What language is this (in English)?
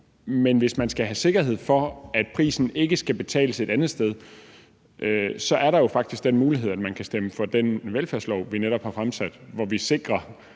Danish